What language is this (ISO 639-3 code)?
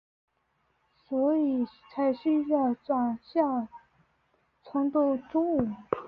zho